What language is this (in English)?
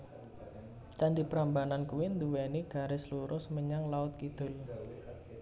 Javanese